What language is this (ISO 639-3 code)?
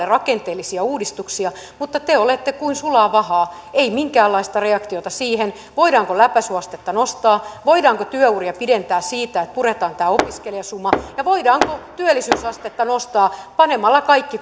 fin